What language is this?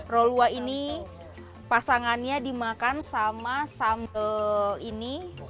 Indonesian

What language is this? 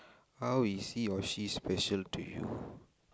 English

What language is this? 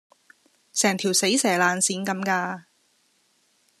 Cantonese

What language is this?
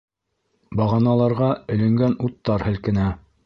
Bashkir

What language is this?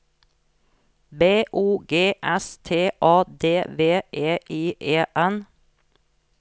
Norwegian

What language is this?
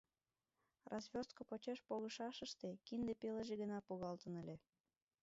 Mari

